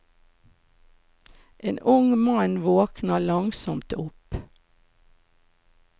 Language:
Norwegian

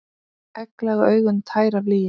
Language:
Icelandic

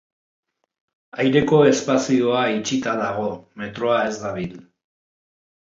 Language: Basque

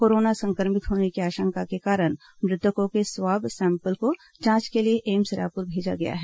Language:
Hindi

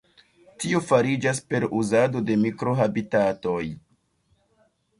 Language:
Esperanto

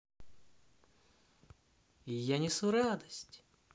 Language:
Russian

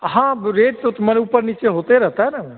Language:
Hindi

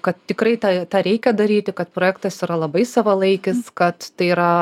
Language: Lithuanian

